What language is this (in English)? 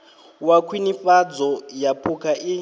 Venda